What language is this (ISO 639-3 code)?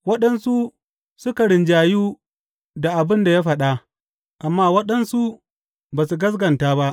hau